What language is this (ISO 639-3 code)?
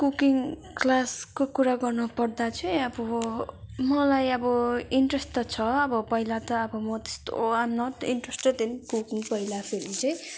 nep